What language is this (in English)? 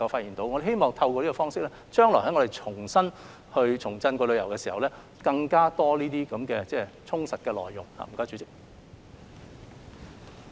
Cantonese